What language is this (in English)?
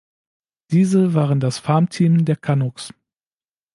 German